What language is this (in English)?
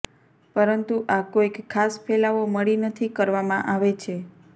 Gujarati